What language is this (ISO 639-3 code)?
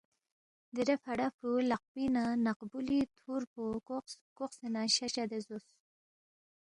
bft